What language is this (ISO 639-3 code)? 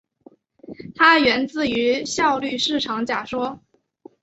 zho